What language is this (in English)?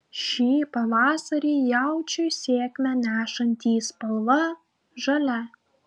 Lithuanian